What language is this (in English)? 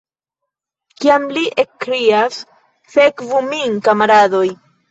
Esperanto